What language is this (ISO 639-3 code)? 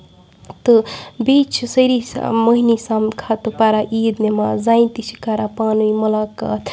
kas